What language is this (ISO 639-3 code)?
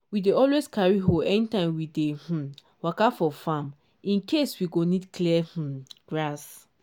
pcm